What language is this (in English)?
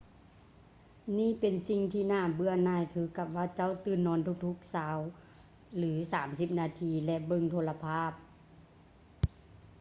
Lao